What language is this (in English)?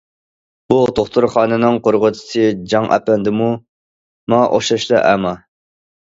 Uyghur